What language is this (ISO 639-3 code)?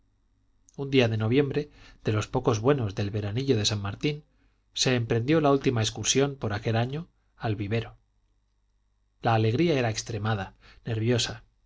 spa